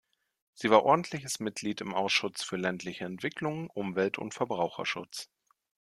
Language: German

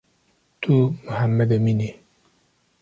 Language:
Kurdish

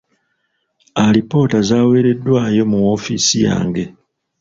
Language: Ganda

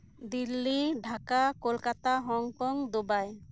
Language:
Santali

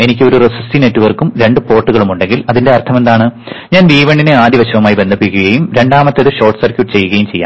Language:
Malayalam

